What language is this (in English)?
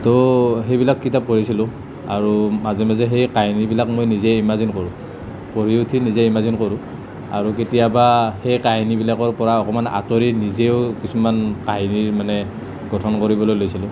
Assamese